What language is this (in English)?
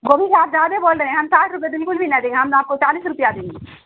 Urdu